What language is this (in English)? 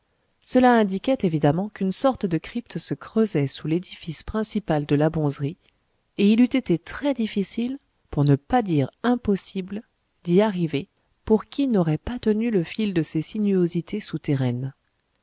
French